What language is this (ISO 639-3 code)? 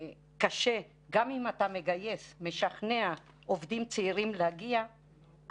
heb